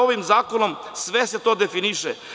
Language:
Serbian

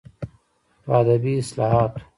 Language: Pashto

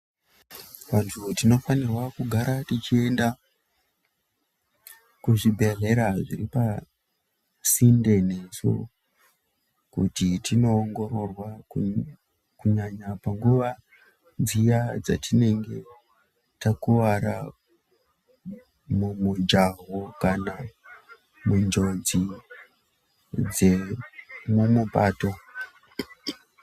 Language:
Ndau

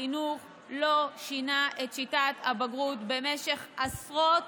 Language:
Hebrew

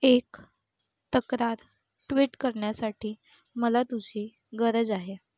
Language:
Marathi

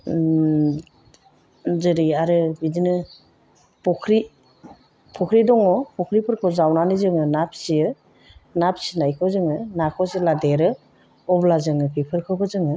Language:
Bodo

